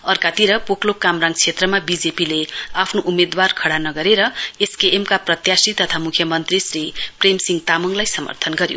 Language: Nepali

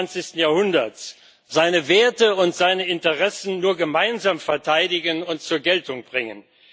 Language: German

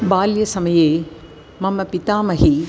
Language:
Sanskrit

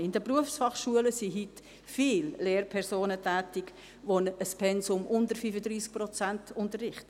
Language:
Swiss German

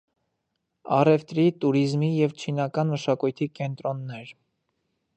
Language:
Armenian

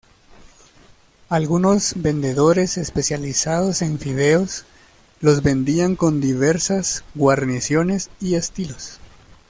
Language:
Spanish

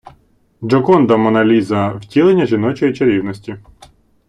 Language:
Ukrainian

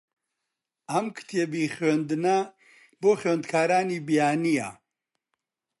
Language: Central Kurdish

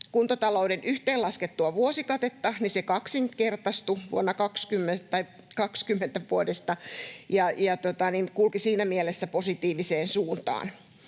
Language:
Finnish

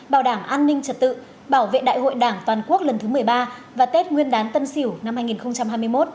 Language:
Vietnamese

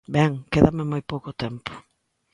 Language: Galician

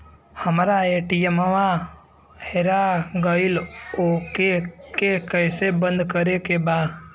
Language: Bhojpuri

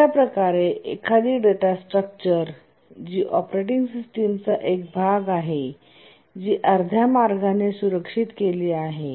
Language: Marathi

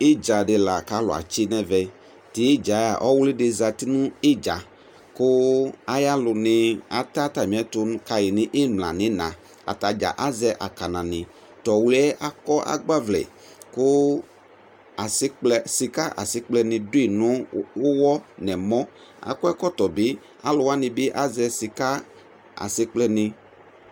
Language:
Ikposo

